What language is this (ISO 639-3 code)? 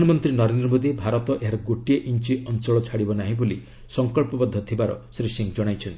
ori